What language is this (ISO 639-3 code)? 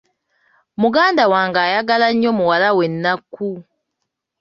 lug